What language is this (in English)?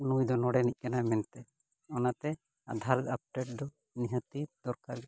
Santali